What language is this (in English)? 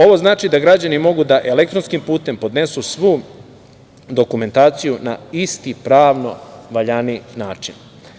Serbian